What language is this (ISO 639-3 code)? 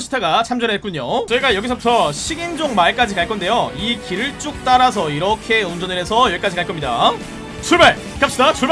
kor